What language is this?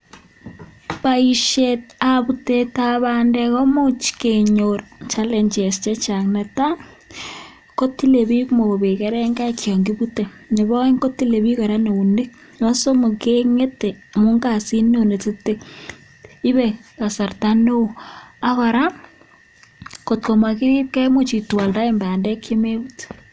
Kalenjin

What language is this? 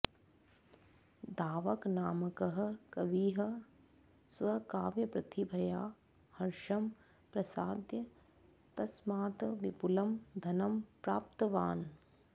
Sanskrit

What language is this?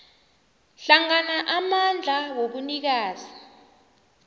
South Ndebele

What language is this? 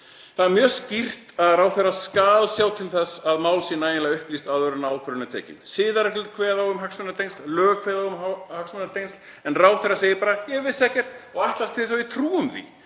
Icelandic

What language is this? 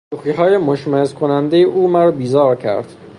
Persian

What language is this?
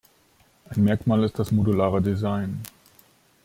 German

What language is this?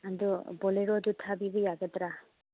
Manipuri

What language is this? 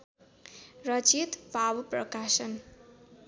Nepali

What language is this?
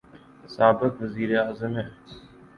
Urdu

